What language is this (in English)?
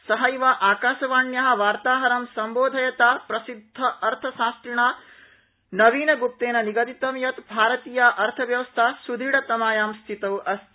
Sanskrit